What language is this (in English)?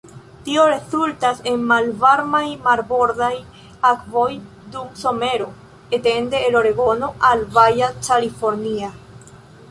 Esperanto